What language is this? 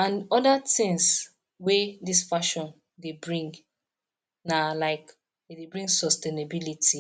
Nigerian Pidgin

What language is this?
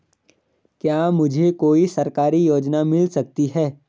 Hindi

